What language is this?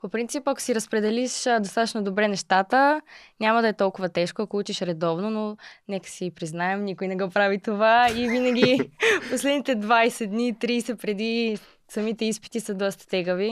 Bulgarian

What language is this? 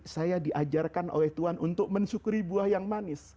Indonesian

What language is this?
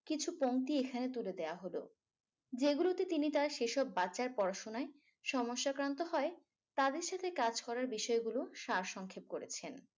Bangla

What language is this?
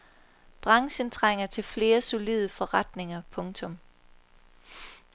Danish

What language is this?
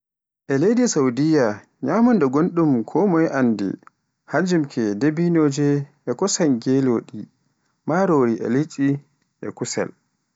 Pular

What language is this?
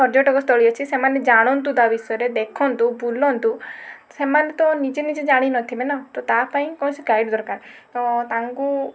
Odia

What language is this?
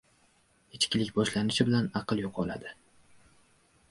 Uzbek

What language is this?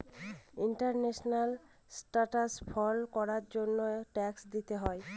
Bangla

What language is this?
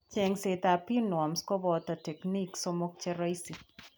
Kalenjin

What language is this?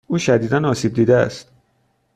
Persian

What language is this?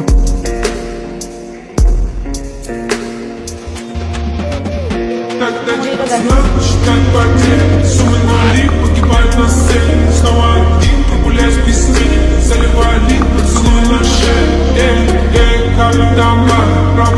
Bangla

